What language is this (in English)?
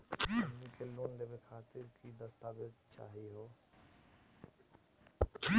Magahi